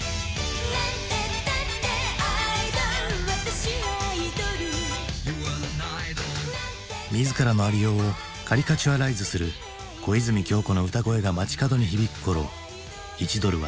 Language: Japanese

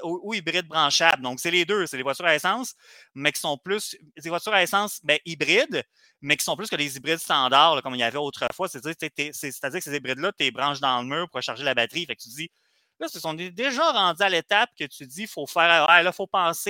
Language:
French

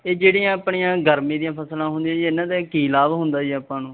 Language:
Punjabi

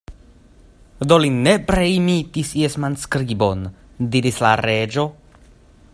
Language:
Esperanto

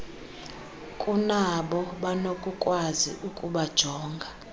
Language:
Xhosa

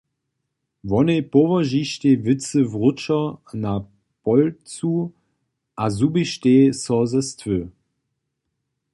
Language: Upper Sorbian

